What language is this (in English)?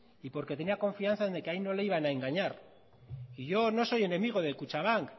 Spanish